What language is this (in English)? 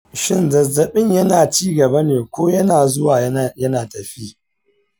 Hausa